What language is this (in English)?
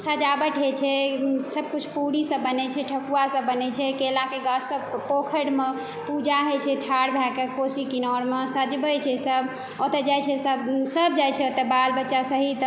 Maithili